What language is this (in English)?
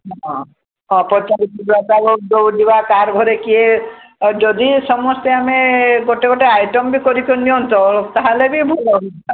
Odia